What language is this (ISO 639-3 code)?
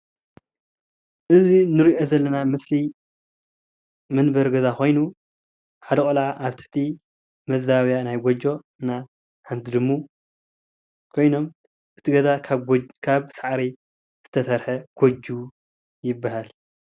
tir